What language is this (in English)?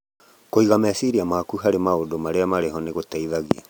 Kikuyu